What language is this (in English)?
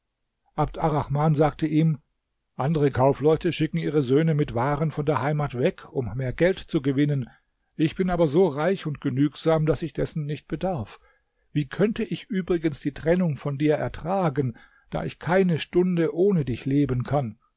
German